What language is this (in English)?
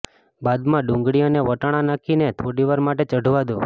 Gujarati